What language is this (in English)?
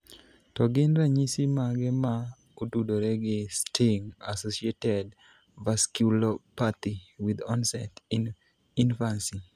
Luo (Kenya and Tanzania)